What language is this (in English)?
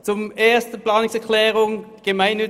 Swiss German